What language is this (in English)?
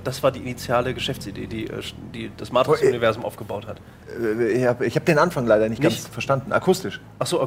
German